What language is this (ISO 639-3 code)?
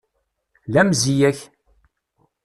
kab